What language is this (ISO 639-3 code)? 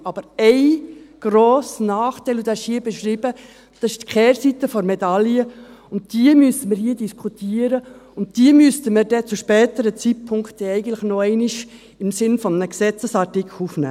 gsw